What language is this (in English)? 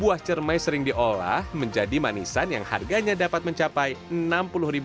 Indonesian